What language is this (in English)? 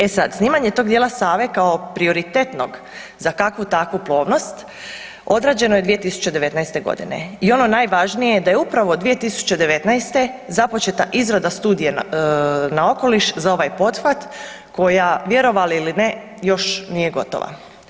Croatian